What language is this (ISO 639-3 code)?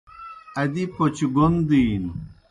plk